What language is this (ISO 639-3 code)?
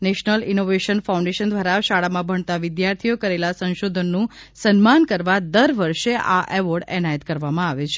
guj